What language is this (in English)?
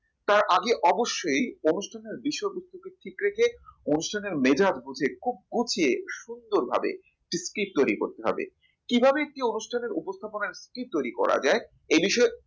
Bangla